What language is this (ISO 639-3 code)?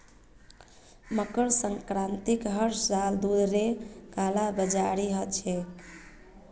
mag